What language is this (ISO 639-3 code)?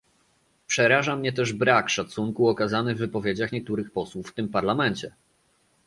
pol